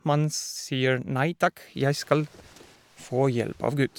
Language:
Norwegian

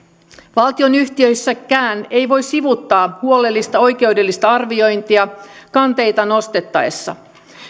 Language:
Finnish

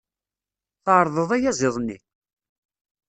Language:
Kabyle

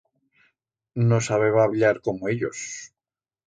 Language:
Aragonese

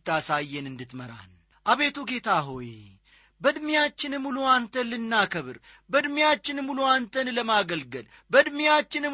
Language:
Amharic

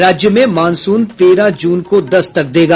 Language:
Hindi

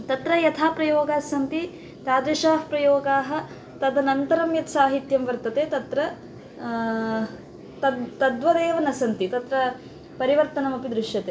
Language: Sanskrit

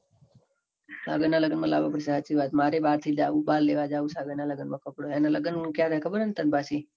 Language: Gujarati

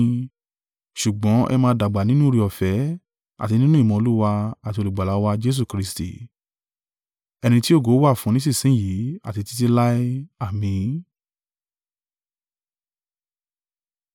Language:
Yoruba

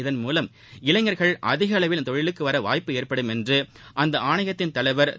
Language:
Tamil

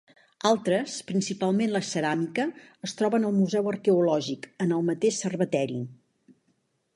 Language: Catalan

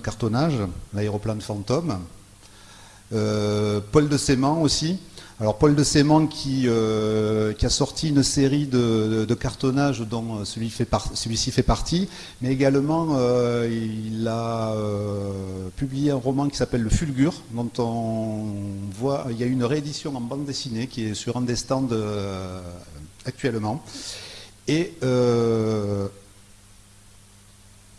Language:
French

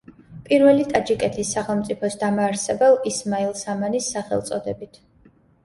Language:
Georgian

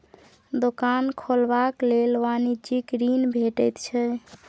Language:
Maithili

